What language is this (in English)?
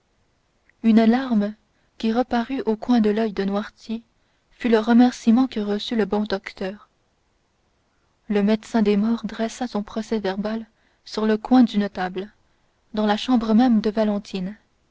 French